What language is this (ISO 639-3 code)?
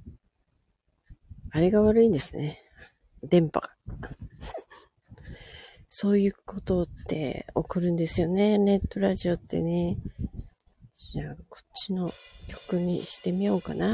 jpn